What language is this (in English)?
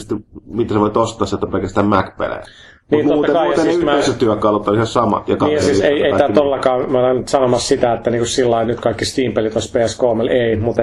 Finnish